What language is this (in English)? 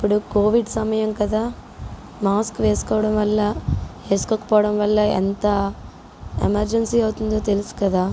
Telugu